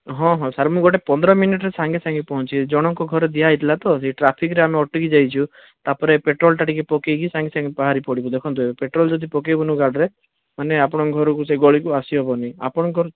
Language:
Odia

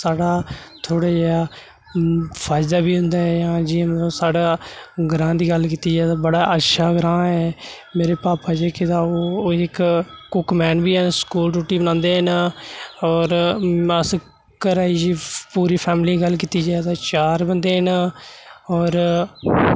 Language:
Dogri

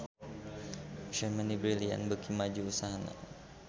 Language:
Sundanese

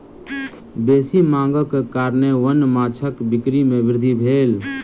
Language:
Maithili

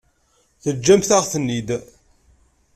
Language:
Kabyle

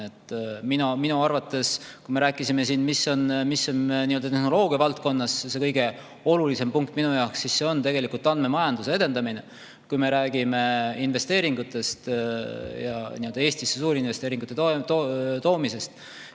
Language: Estonian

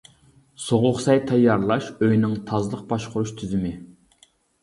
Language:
Uyghur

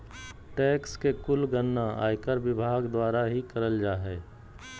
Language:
Magahi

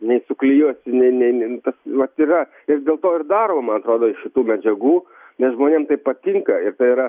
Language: Lithuanian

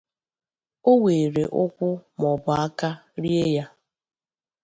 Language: Igbo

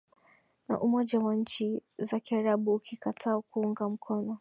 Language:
Swahili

